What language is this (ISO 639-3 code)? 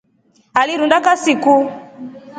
rof